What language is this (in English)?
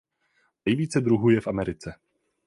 Czech